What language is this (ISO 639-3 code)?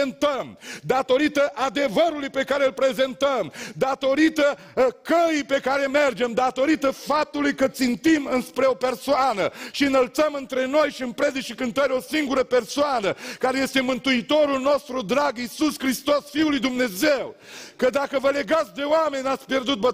ron